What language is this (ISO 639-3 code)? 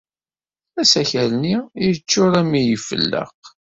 kab